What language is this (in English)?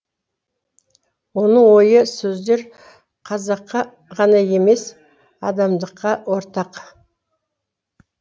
Kazakh